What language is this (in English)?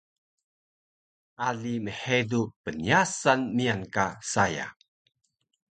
Taroko